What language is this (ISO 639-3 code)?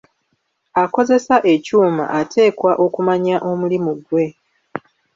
lug